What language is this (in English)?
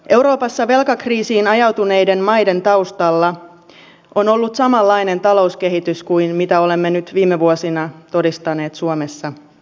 Finnish